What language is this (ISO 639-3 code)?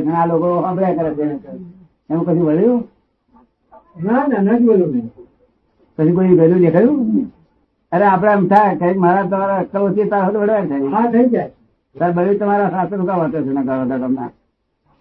guj